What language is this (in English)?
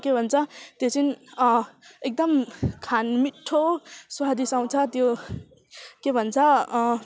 Nepali